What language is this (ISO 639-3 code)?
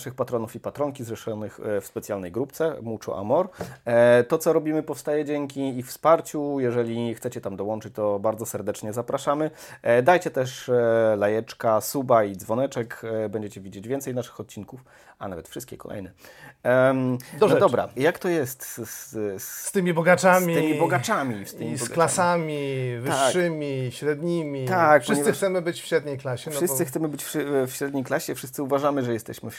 pol